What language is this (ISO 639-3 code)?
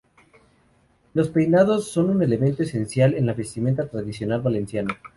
spa